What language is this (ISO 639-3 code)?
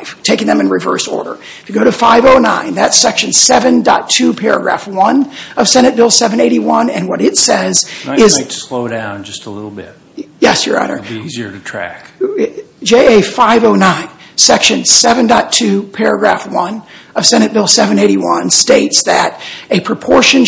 eng